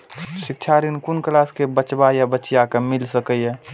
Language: Maithili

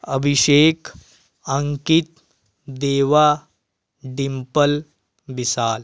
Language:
Hindi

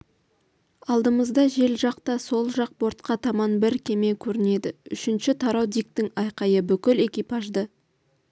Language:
Kazakh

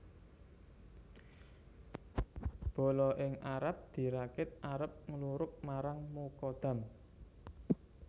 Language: Javanese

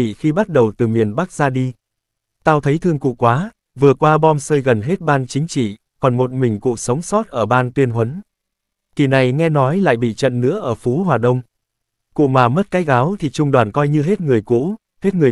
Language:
Vietnamese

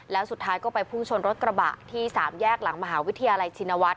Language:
Thai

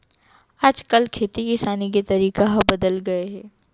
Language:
Chhattisgarhi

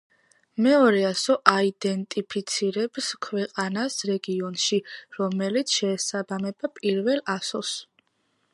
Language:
Georgian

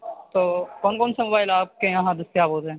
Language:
Urdu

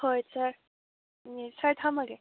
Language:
Manipuri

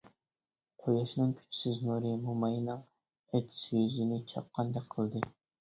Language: Uyghur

